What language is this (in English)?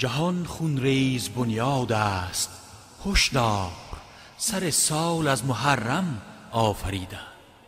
Persian